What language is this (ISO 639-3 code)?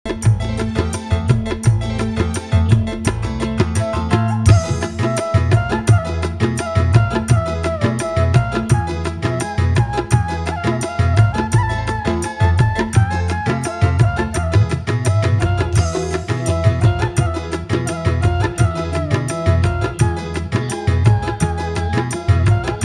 ind